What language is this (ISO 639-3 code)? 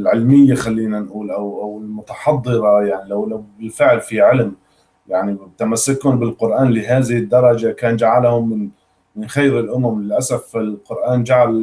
ara